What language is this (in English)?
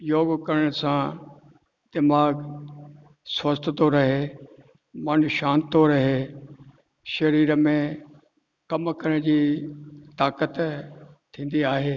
Sindhi